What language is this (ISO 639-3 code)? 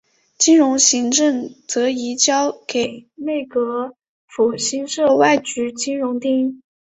zho